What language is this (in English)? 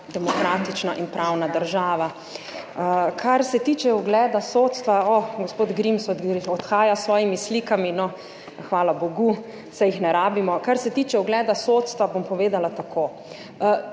Slovenian